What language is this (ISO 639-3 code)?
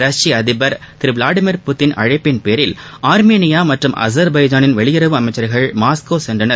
tam